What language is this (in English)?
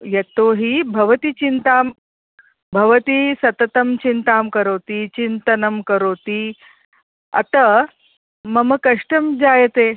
Sanskrit